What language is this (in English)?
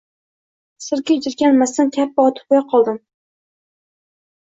Uzbek